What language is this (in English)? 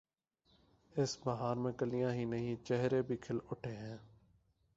Urdu